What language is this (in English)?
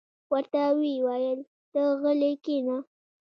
Pashto